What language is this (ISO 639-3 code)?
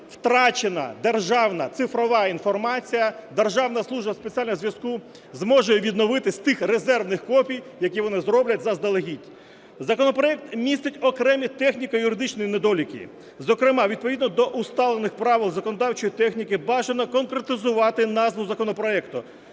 ukr